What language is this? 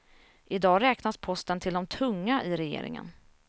Swedish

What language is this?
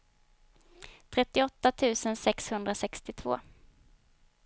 Swedish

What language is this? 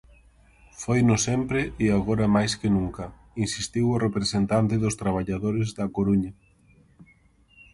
Galician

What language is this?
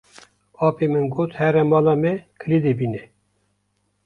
Kurdish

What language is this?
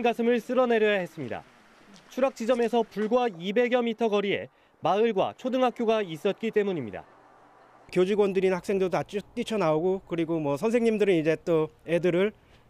Korean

